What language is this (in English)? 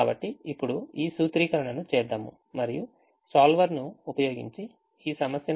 Telugu